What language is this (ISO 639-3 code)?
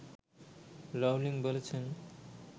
ben